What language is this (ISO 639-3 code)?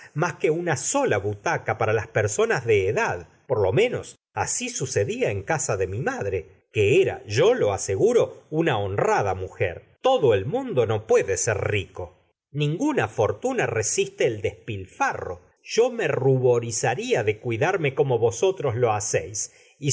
spa